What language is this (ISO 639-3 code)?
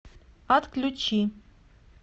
rus